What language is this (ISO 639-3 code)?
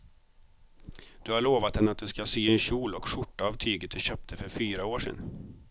swe